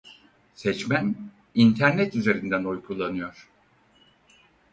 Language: Turkish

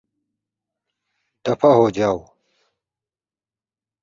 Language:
Urdu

